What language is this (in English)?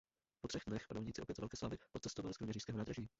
Czech